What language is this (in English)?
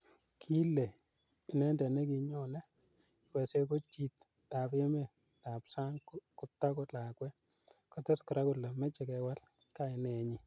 Kalenjin